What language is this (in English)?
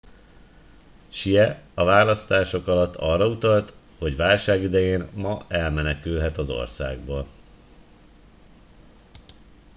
Hungarian